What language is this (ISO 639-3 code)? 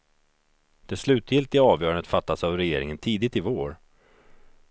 swe